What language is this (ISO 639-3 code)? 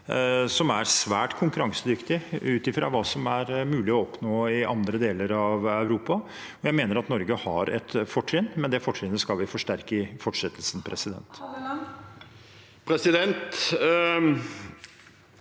nor